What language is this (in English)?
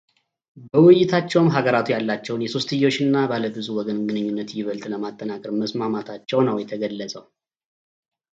Amharic